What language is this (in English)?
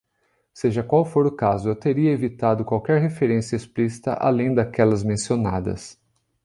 Portuguese